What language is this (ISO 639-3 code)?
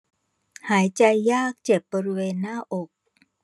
tha